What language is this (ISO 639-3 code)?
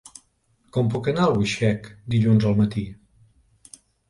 cat